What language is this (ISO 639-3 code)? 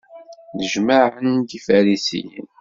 kab